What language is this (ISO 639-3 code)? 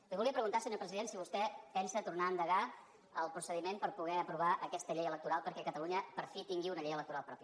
cat